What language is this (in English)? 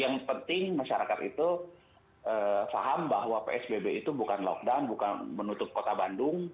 Indonesian